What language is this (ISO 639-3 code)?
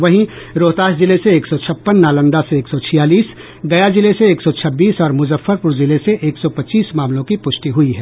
hin